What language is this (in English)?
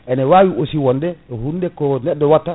Fula